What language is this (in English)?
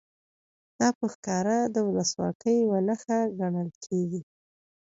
Pashto